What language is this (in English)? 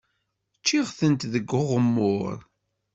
Kabyle